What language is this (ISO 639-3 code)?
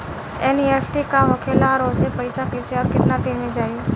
bho